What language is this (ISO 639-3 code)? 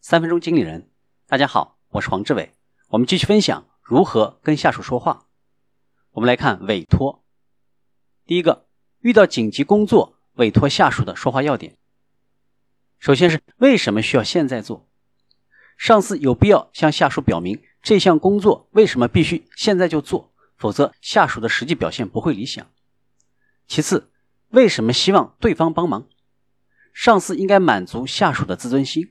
zho